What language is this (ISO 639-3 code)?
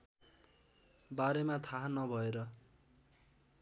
nep